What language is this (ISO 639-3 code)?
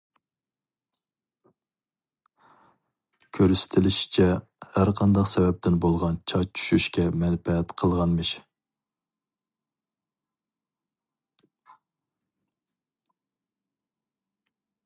uig